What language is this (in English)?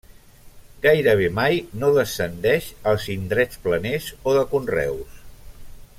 Catalan